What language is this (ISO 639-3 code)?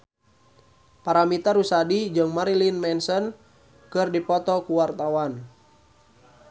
sun